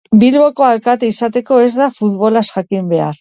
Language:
Basque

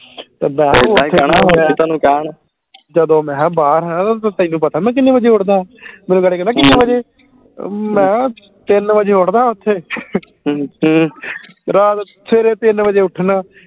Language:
Punjabi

